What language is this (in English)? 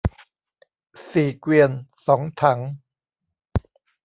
Thai